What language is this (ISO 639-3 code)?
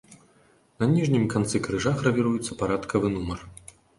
bel